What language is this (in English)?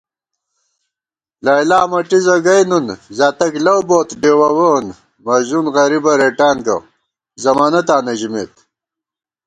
Gawar-Bati